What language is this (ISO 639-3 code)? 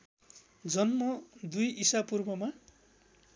nep